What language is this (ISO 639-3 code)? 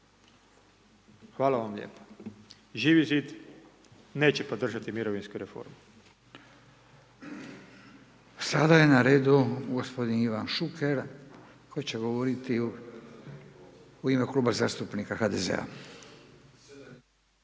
hrv